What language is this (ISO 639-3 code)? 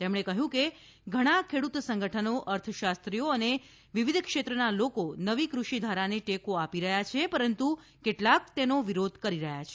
guj